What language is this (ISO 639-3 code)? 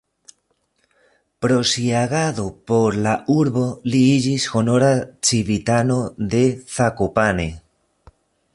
epo